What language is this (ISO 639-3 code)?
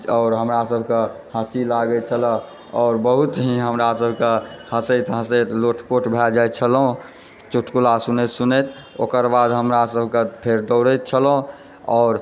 mai